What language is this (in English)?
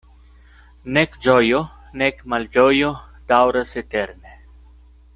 Esperanto